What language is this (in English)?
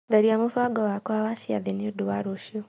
Kikuyu